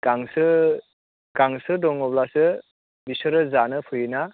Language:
Bodo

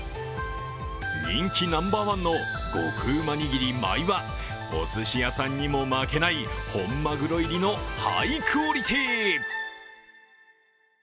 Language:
Japanese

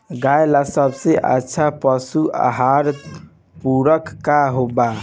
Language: Bhojpuri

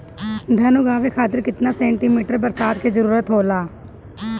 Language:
Bhojpuri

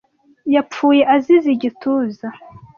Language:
Kinyarwanda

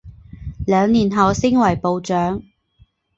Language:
Chinese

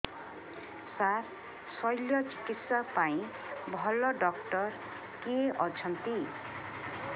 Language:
Odia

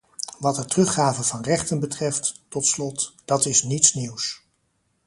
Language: Dutch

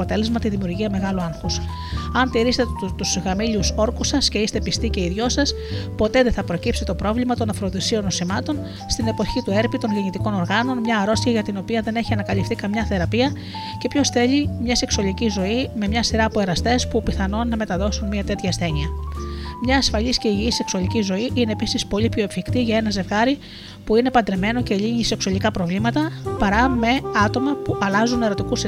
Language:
Greek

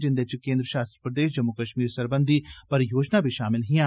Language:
Dogri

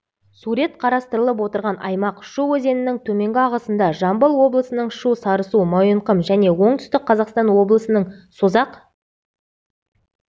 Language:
Kazakh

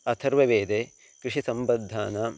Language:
Sanskrit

